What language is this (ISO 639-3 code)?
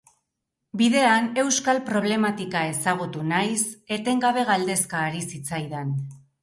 eus